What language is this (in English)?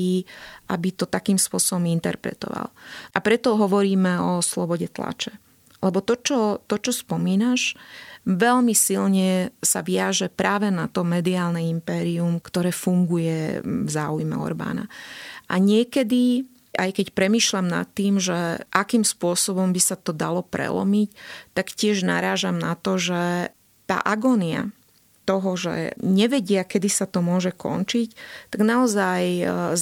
Slovak